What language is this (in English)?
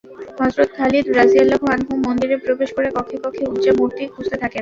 Bangla